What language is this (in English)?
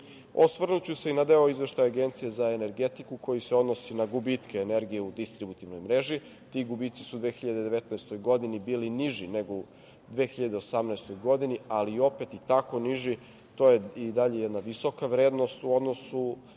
Serbian